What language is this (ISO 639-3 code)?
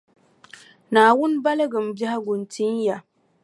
dag